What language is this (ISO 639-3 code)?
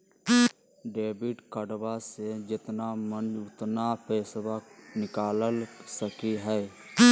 mag